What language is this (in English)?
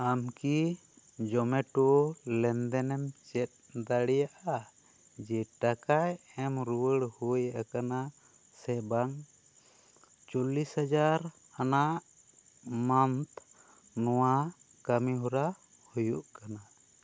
Santali